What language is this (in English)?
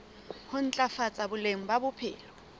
Southern Sotho